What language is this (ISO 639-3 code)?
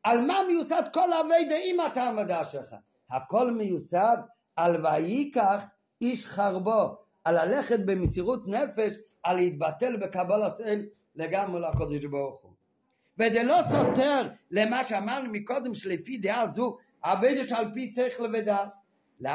heb